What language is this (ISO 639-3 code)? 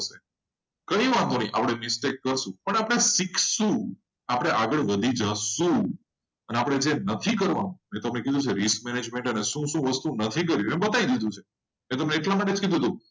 guj